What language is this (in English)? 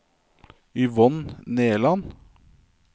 Norwegian